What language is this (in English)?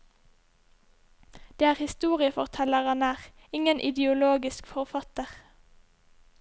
Norwegian